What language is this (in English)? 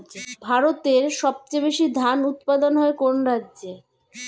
Bangla